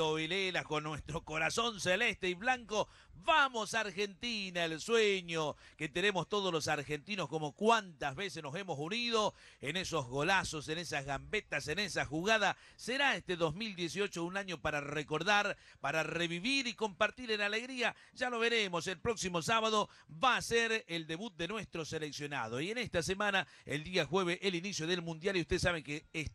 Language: Spanish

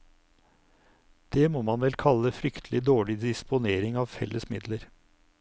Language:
Norwegian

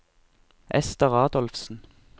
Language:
Norwegian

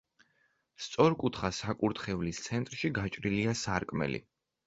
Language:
Georgian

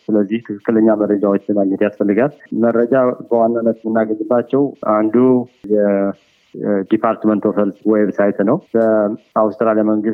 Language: Amharic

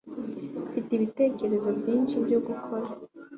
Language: Kinyarwanda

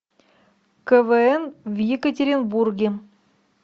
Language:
Russian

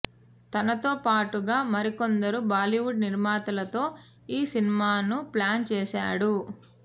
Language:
Telugu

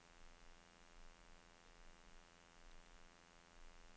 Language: Norwegian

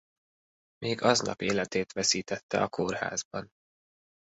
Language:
Hungarian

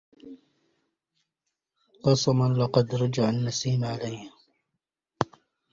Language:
Arabic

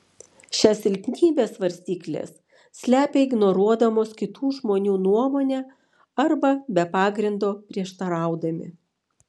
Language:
Lithuanian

